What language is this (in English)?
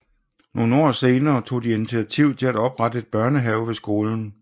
Danish